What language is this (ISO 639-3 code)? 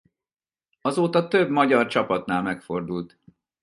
hun